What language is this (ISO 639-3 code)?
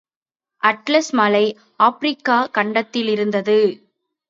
tam